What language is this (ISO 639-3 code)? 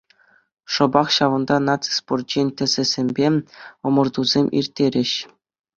chv